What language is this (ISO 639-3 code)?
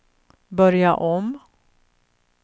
swe